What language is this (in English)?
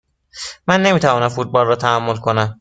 Persian